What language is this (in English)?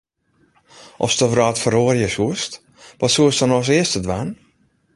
Western Frisian